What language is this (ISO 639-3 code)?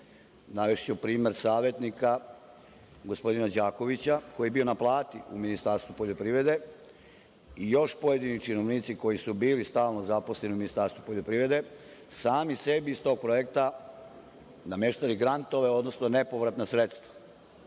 srp